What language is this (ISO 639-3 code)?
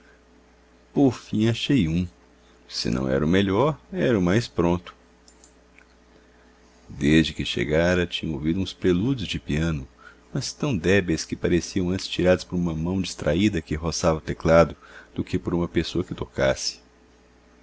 por